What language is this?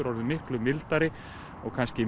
Icelandic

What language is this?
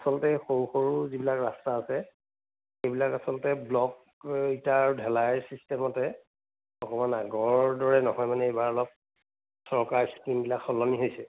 Assamese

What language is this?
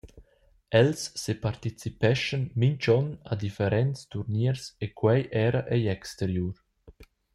Romansh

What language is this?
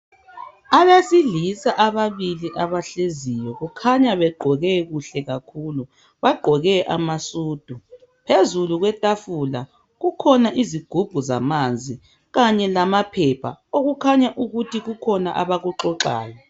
North Ndebele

